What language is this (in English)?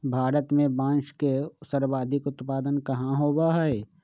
Magahi